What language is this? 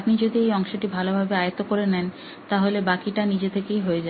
Bangla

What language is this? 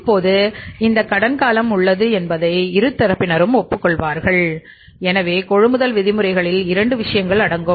Tamil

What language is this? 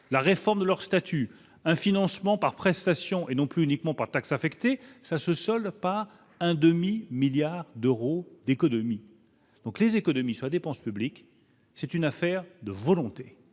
French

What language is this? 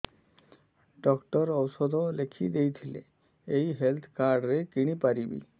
Odia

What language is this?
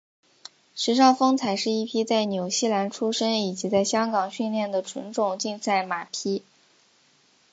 Chinese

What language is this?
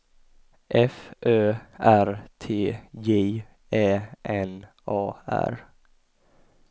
Swedish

